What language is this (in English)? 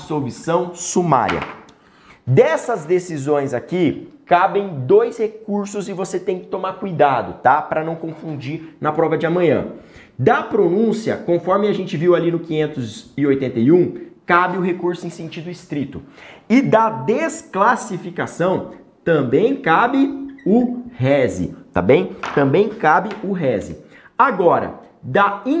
Portuguese